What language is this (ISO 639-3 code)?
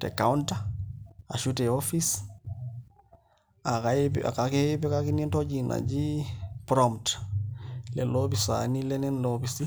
mas